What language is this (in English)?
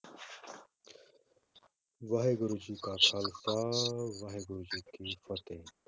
Punjabi